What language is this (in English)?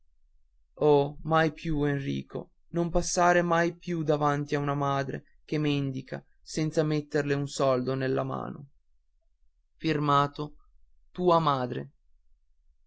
Italian